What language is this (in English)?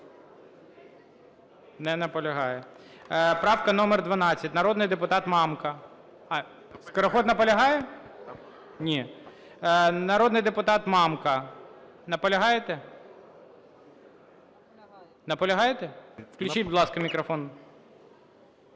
Ukrainian